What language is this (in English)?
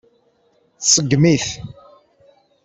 Kabyle